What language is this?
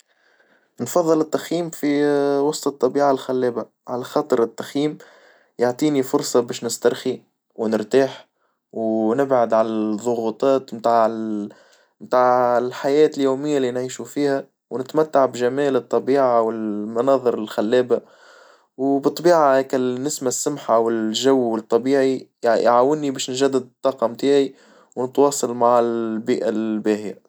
Tunisian Arabic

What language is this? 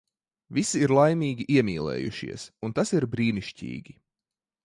Latvian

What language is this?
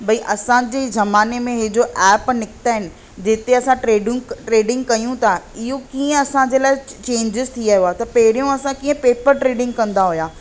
Sindhi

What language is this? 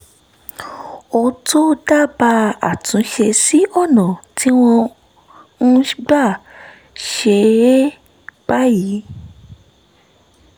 Yoruba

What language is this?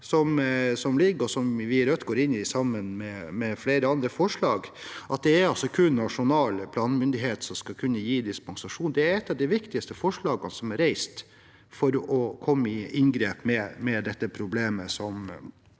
Norwegian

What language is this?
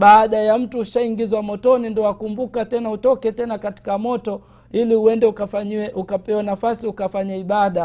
Swahili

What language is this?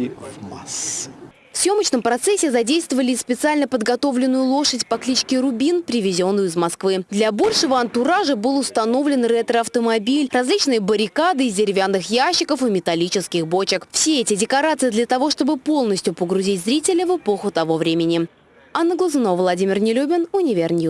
Russian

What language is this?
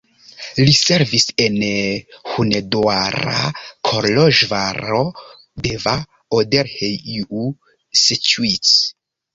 Esperanto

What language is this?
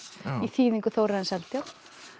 Icelandic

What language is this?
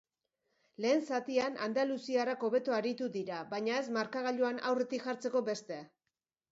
Basque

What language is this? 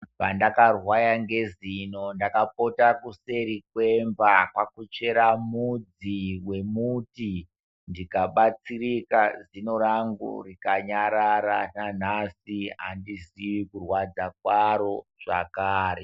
Ndau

